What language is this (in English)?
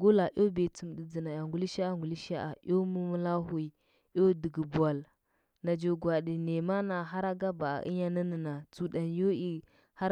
Huba